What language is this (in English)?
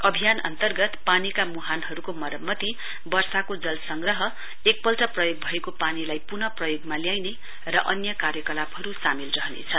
Nepali